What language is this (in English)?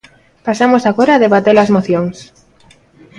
Galician